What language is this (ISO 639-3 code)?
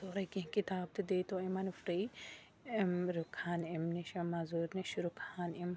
kas